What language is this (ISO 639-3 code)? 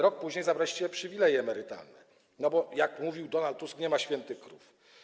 pol